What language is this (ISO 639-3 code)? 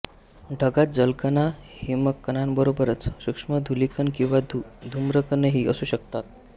mar